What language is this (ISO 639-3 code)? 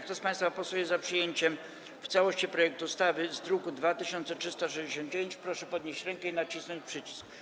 pol